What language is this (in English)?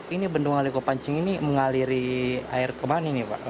Indonesian